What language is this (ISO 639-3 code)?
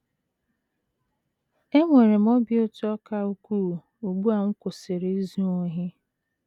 ibo